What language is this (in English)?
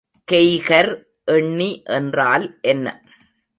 Tamil